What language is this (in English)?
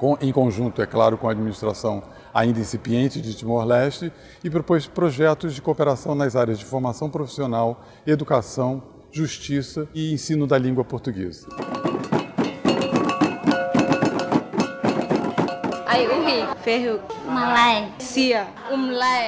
Portuguese